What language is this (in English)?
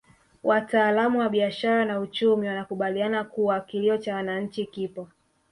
Swahili